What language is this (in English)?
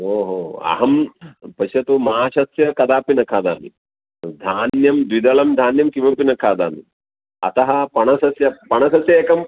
Sanskrit